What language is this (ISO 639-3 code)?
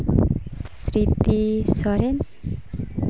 sat